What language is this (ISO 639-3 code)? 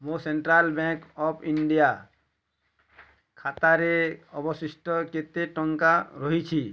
ori